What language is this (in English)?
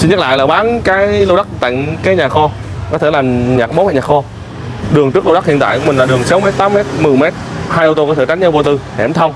Vietnamese